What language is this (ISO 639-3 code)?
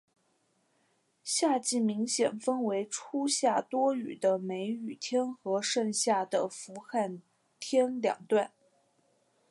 zho